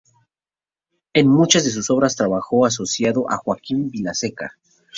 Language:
Spanish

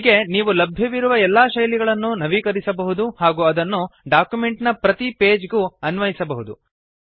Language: Kannada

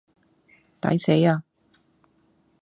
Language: Cantonese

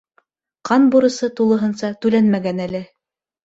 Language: Bashkir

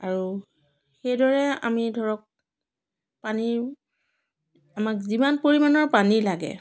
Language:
Assamese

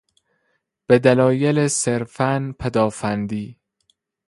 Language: Persian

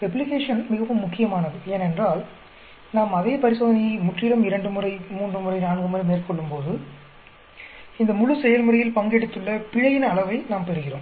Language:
Tamil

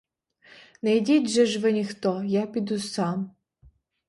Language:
Ukrainian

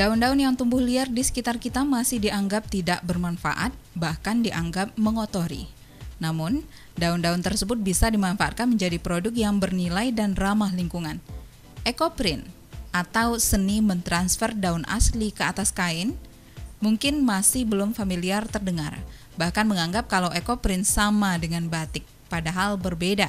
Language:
Indonesian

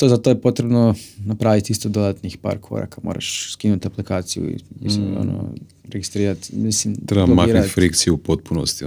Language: Croatian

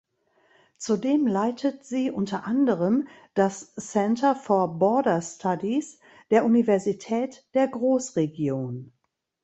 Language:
German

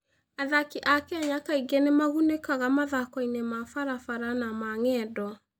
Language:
Kikuyu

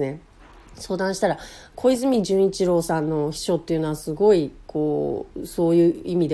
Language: Japanese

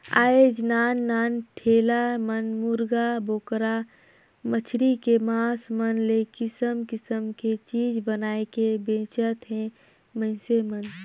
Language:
Chhattisgarhi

